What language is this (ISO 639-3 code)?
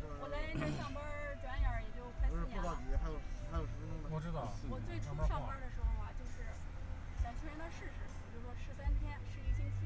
zho